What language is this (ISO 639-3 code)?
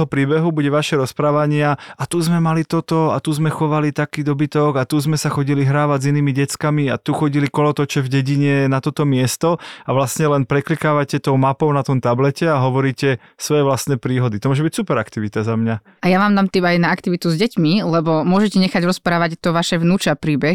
slk